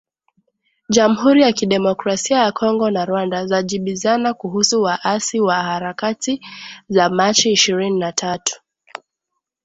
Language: Swahili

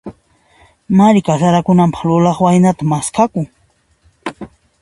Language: Puno Quechua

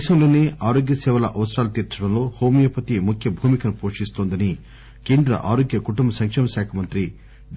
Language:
Telugu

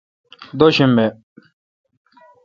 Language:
Kalkoti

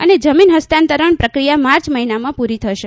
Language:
Gujarati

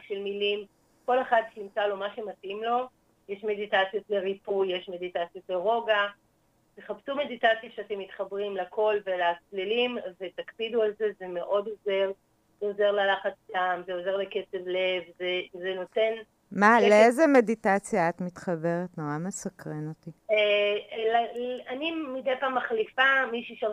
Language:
Hebrew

